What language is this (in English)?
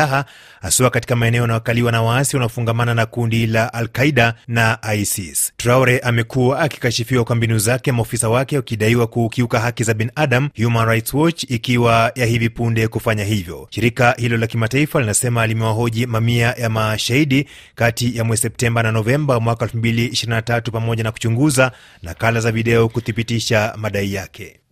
Swahili